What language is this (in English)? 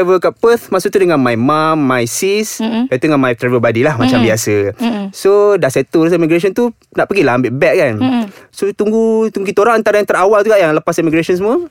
Malay